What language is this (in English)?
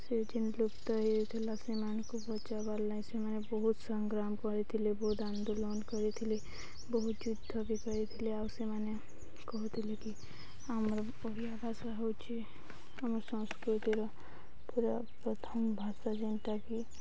Odia